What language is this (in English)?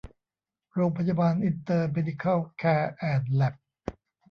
Thai